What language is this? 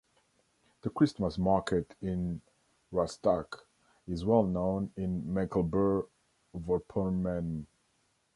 English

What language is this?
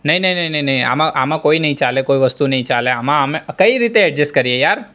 Gujarati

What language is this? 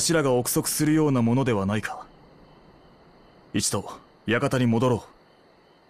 Japanese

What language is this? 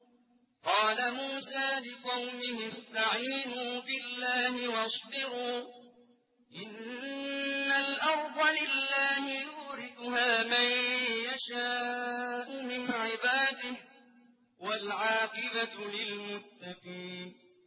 Arabic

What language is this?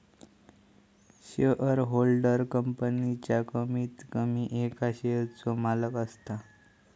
Marathi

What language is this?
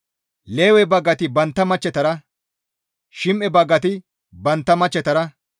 Gamo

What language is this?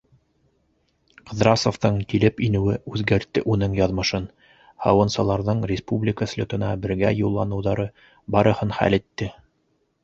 Bashkir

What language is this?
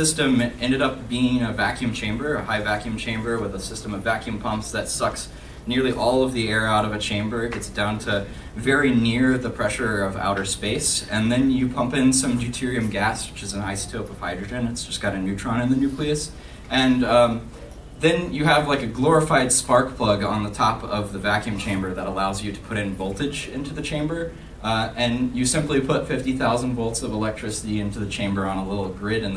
English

